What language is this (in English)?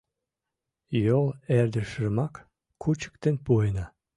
Mari